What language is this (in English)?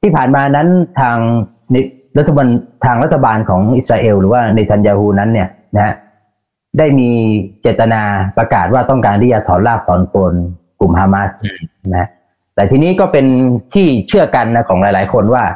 Thai